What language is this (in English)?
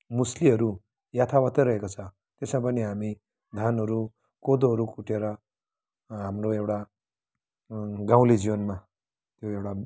Nepali